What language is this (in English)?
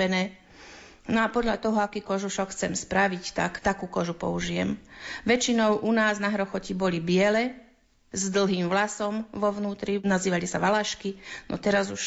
Slovak